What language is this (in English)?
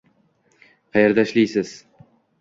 Uzbek